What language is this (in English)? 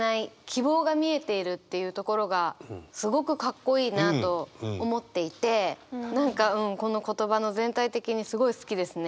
Japanese